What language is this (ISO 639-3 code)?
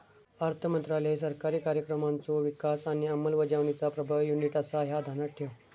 mar